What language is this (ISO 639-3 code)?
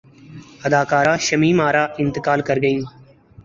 urd